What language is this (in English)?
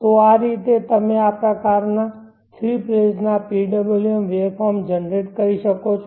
Gujarati